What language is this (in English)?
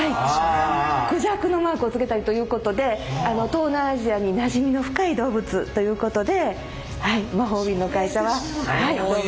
Japanese